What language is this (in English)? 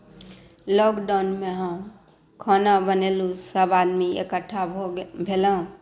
Maithili